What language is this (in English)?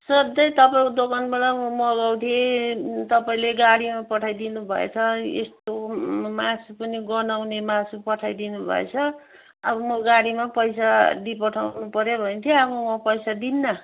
Nepali